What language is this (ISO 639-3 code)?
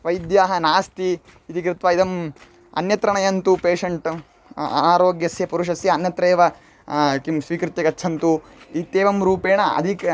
san